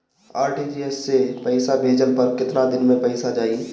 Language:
Bhojpuri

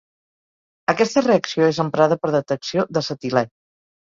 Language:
Catalan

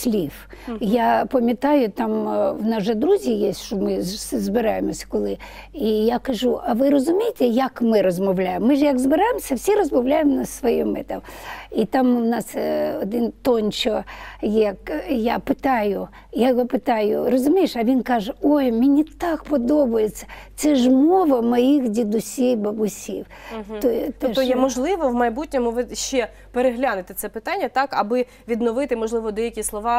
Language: Ukrainian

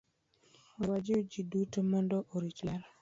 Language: Luo (Kenya and Tanzania)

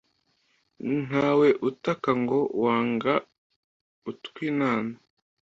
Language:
Kinyarwanda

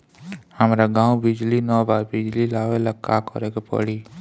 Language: Bhojpuri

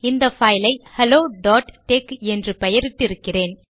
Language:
Tamil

